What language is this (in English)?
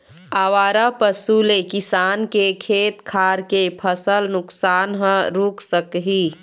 Chhattisgarhi